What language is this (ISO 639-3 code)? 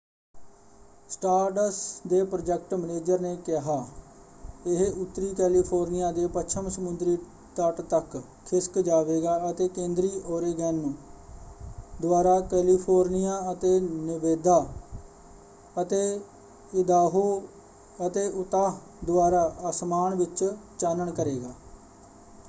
pan